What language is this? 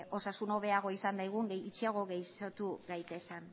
Basque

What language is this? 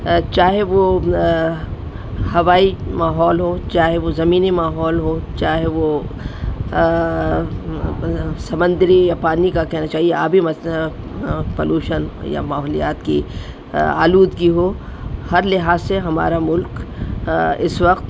Urdu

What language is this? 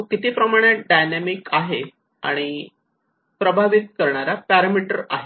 Marathi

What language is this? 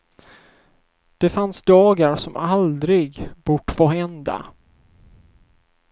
Swedish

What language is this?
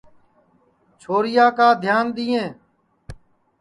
Sansi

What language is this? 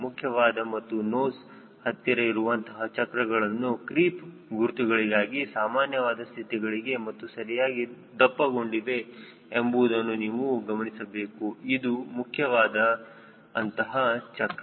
Kannada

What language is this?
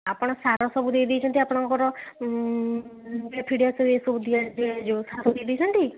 Odia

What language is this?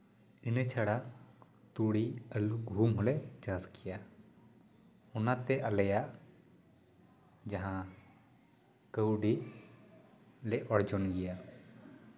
Santali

